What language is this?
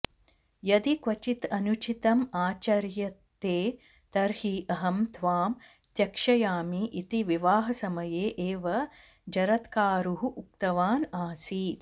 Sanskrit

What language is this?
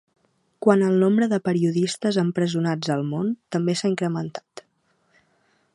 Catalan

